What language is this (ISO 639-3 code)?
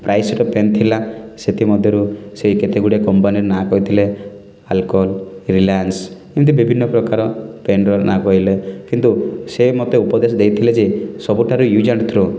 ori